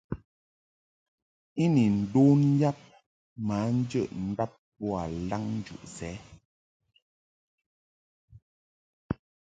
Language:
Mungaka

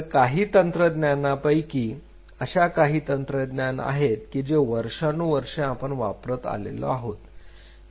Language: Marathi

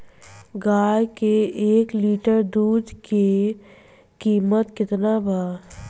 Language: Bhojpuri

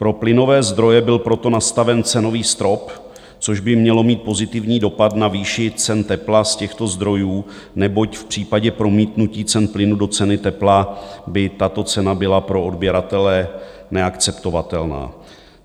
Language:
Czech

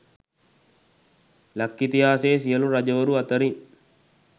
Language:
Sinhala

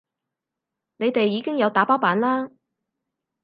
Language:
Cantonese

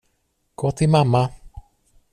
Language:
Swedish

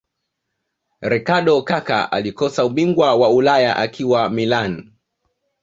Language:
Swahili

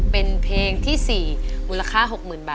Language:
Thai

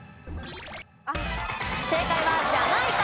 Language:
Japanese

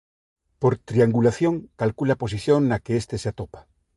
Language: Galician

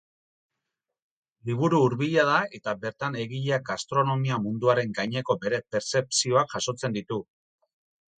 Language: Basque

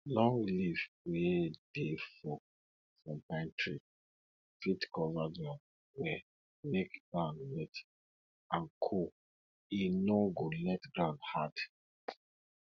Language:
Nigerian Pidgin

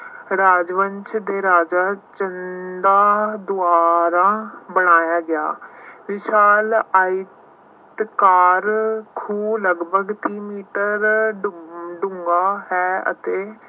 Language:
Punjabi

